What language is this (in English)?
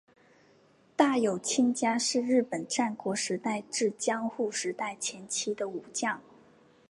Chinese